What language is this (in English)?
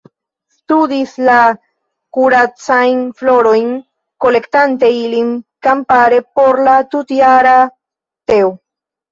Esperanto